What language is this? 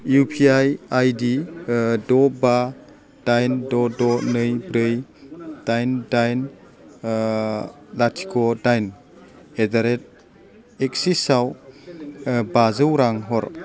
Bodo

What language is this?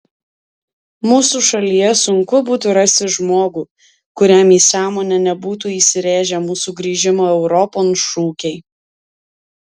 Lithuanian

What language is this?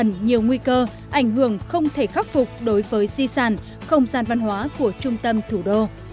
Vietnamese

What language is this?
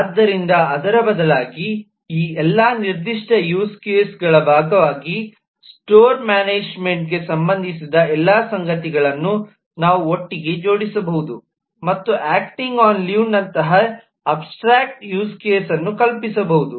Kannada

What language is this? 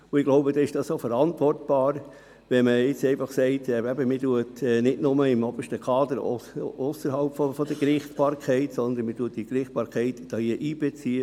Swiss German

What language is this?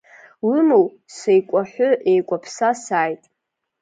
Abkhazian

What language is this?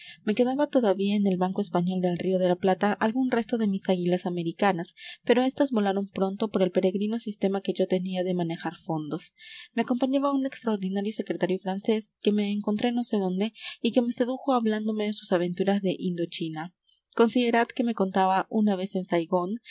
Spanish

